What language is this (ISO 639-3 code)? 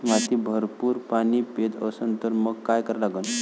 mar